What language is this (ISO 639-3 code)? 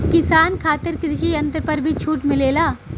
bho